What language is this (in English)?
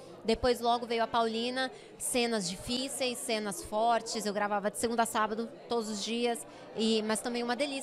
Portuguese